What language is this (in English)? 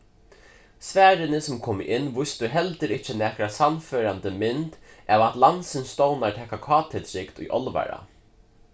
Faroese